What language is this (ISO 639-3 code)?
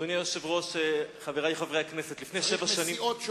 heb